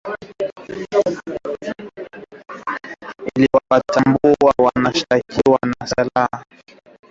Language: Swahili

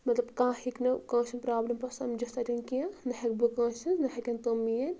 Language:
Kashmiri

